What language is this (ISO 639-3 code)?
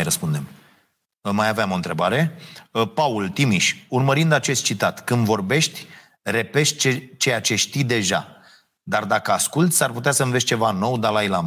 ron